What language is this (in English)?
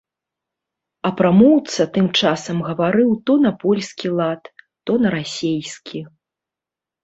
Belarusian